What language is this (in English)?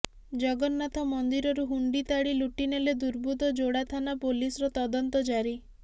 Odia